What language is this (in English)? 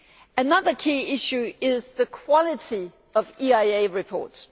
English